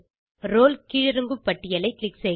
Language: Tamil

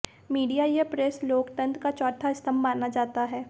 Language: Hindi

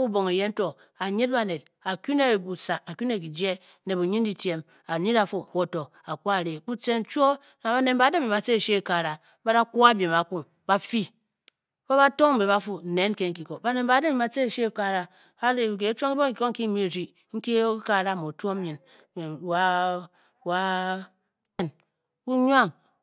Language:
Bokyi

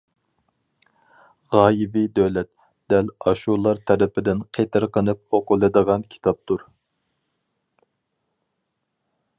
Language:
Uyghur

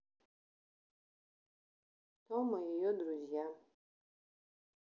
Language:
Russian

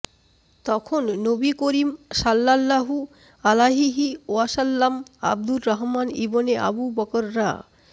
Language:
Bangla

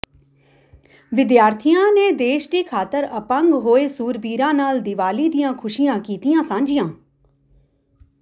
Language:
Punjabi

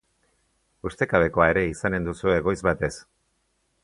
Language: Basque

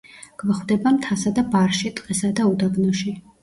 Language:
Georgian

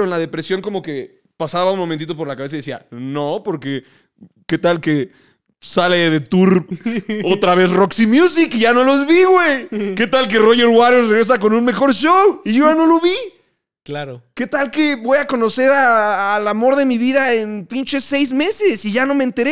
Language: Spanish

